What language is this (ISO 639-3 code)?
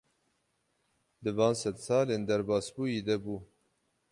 kur